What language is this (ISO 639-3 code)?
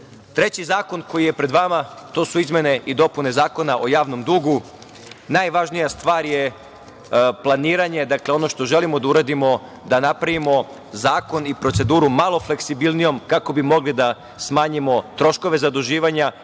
srp